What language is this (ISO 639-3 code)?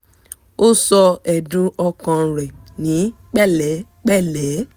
yor